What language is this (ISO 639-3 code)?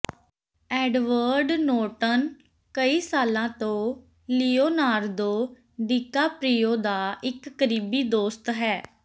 pan